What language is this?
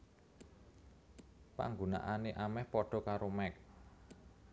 Javanese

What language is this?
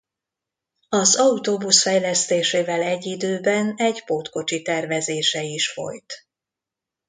Hungarian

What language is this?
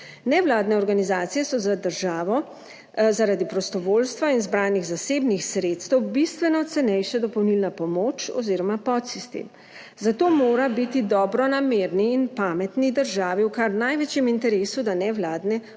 Slovenian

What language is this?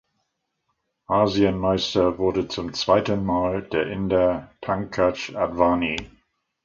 German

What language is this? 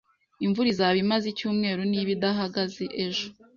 Kinyarwanda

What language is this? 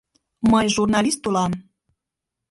Mari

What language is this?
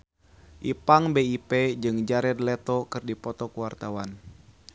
Sundanese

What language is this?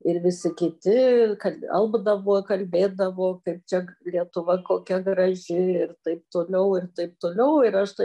Lithuanian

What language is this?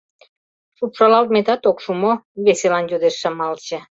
Mari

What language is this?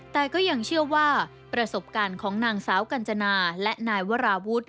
Thai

